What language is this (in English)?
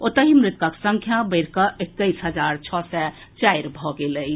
Maithili